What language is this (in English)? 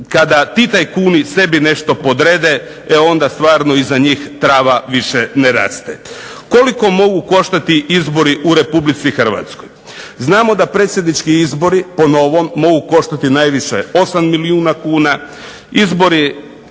Croatian